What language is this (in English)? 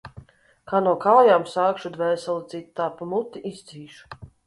Latvian